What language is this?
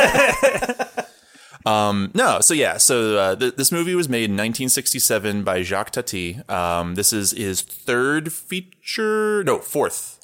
English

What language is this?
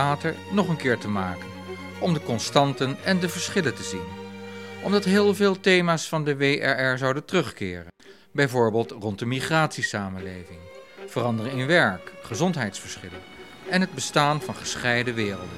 Dutch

